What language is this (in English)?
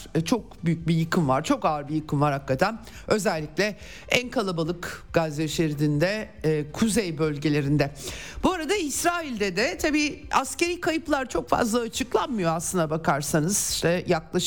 Turkish